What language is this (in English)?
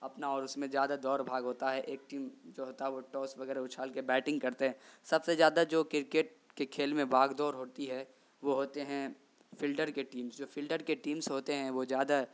Urdu